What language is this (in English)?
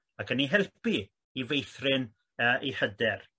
Welsh